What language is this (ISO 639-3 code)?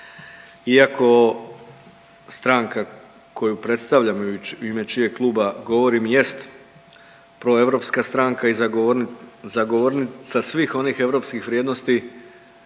hrv